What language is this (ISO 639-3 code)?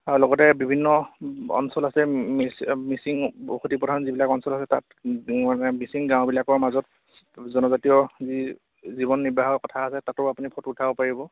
asm